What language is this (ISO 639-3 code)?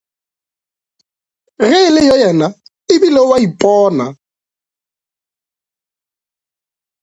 nso